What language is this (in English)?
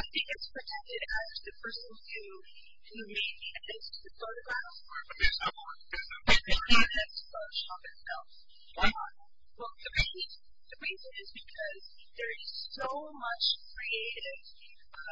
English